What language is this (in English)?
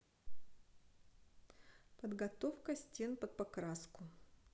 Russian